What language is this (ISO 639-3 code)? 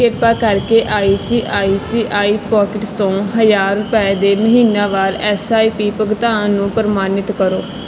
pan